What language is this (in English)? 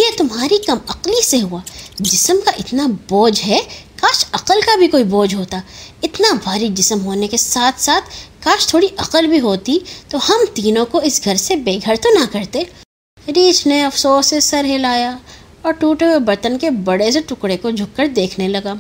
Urdu